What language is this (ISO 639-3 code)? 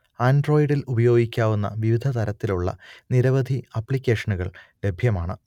mal